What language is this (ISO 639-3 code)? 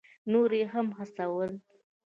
pus